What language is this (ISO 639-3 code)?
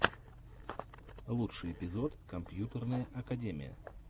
rus